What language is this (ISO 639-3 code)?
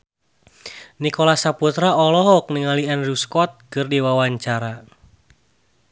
sun